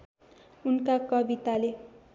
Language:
Nepali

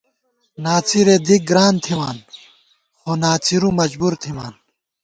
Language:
Gawar-Bati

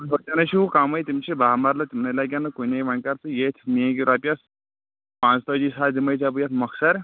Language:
Kashmiri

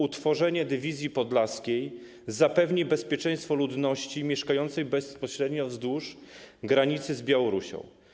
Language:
Polish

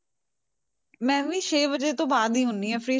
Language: Punjabi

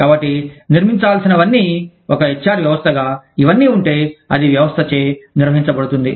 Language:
Telugu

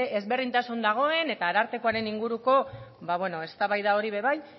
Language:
Basque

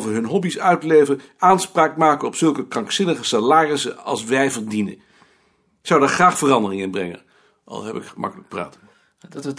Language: Dutch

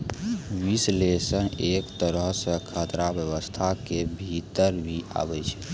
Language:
Maithili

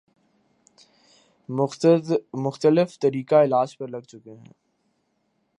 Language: Urdu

